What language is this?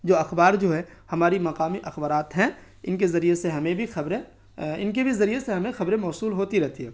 Urdu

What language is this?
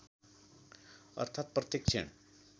Nepali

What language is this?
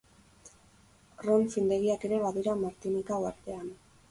Basque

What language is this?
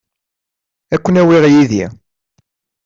Kabyle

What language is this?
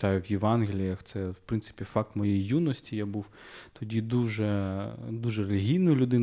Ukrainian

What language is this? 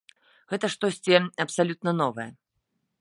Belarusian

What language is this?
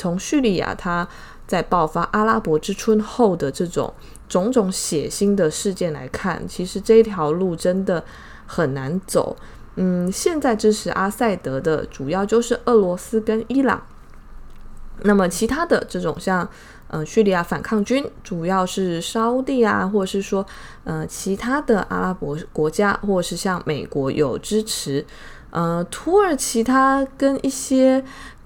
Chinese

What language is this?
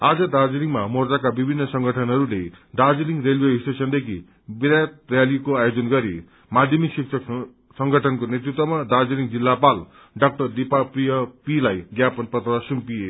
Nepali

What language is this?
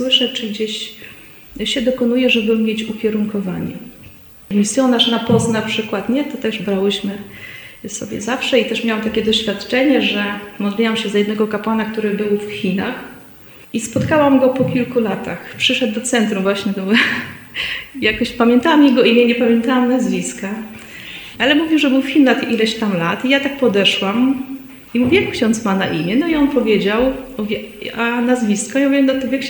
Polish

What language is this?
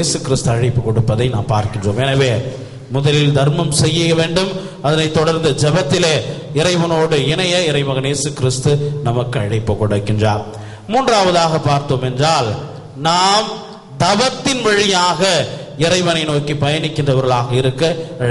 Arabic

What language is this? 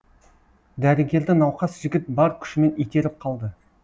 Kazakh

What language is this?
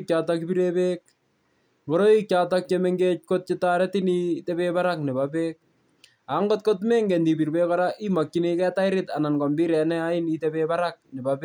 Kalenjin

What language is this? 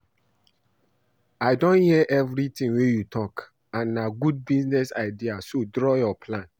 Nigerian Pidgin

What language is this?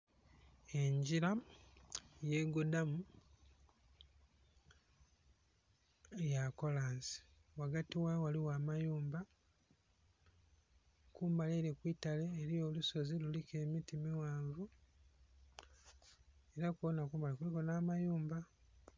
Soga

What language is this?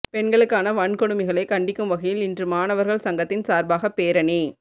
Tamil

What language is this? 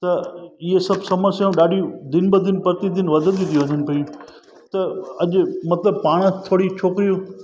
Sindhi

